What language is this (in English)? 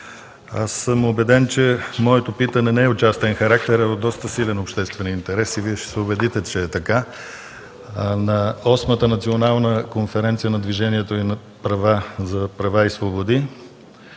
Bulgarian